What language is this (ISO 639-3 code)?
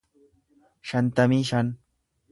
orm